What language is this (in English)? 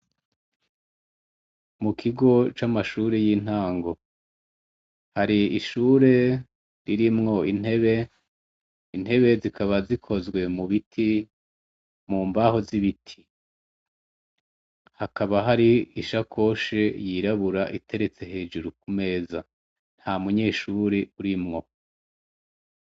Rundi